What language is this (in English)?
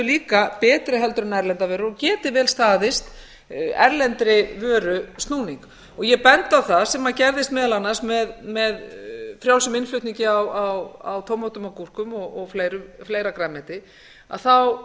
Icelandic